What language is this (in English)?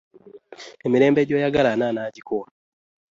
Ganda